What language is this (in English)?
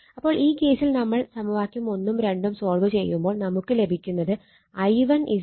Malayalam